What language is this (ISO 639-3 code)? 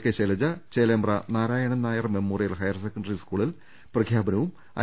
mal